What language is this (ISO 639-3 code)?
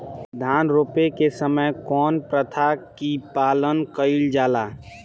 bho